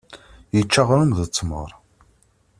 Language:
Kabyle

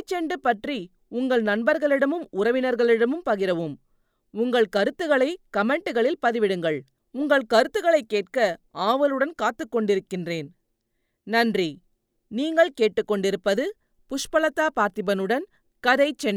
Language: Tamil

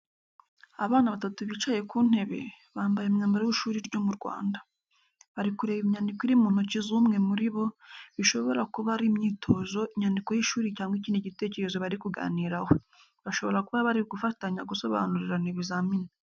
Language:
Kinyarwanda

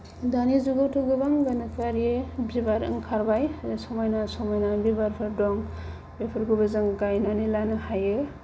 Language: Bodo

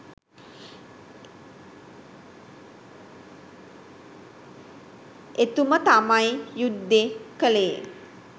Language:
Sinhala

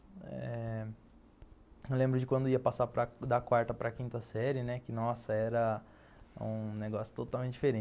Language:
Portuguese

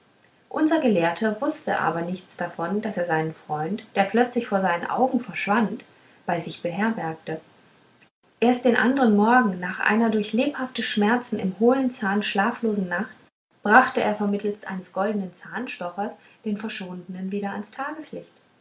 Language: German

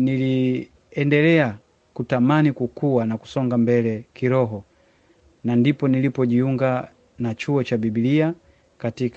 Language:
Swahili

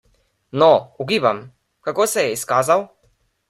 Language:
Slovenian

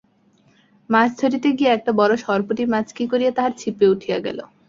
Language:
Bangla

